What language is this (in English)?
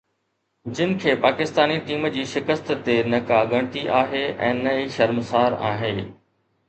Sindhi